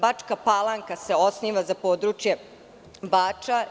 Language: Serbian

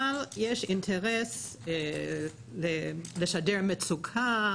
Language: Hebrew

